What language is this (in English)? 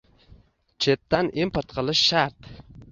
Uzbek